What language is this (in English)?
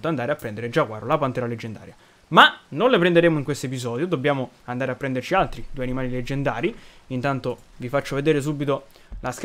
Italian